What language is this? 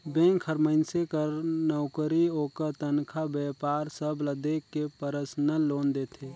Chhattisgarhi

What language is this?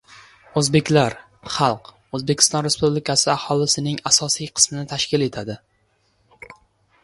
Uzbek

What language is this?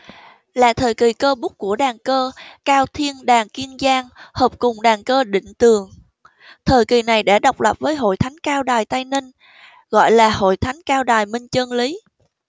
Vietnamese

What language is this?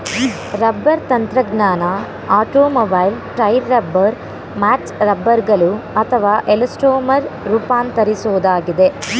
Kannada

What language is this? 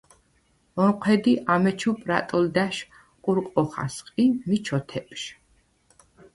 Svan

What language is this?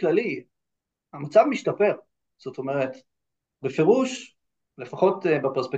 Hebrew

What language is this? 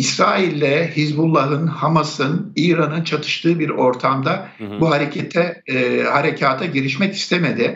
Turkish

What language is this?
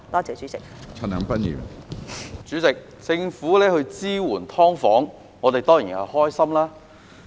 Cantonese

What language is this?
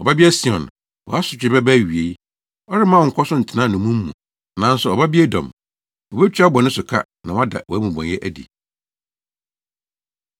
Akan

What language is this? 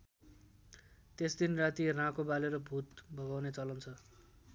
Nepali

